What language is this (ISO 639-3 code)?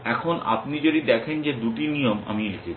ben